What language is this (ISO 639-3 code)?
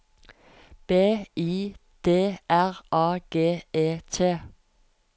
nor